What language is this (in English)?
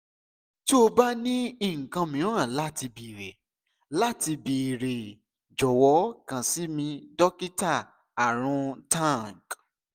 Yoruba